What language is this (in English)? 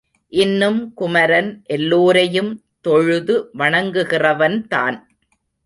Tamil